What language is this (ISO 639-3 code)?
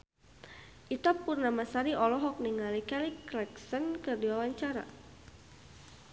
sun